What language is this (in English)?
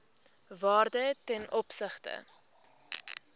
Afrikaans